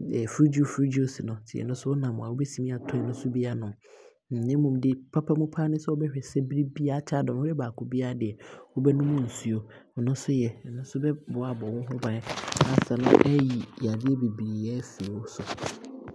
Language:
Abron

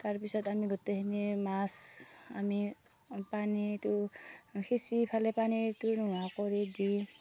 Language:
Assamese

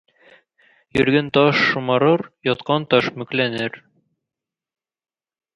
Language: Tatar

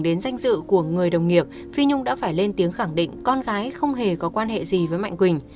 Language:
Vietnamese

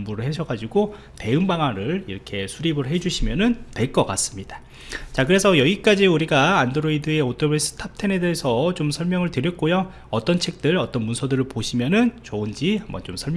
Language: Korean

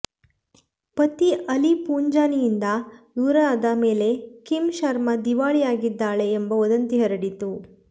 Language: Kannada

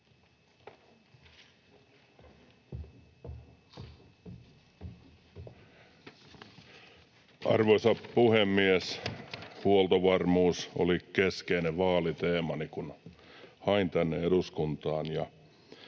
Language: Finnish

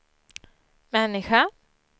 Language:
Swedish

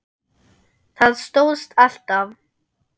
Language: Icelandic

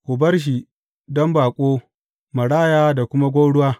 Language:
Hausa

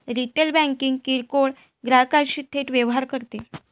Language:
Marathi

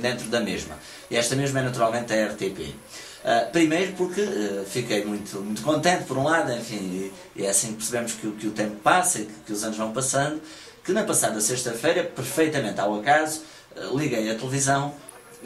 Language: Portuguese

